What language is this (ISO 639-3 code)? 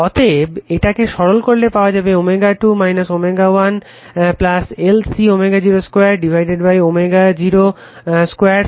ben